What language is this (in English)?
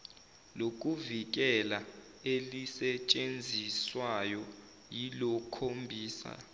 Zulu